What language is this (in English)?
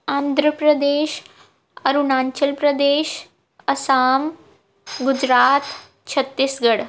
Punjabi